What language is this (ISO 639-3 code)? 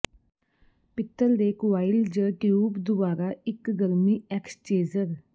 pan